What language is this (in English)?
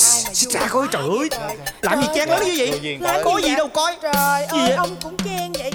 Vietnamese